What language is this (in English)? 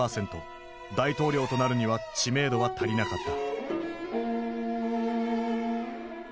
Japanese